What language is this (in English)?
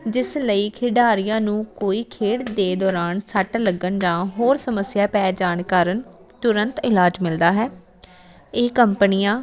Punjabi